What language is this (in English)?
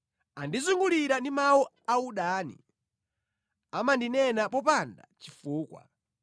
Nyanja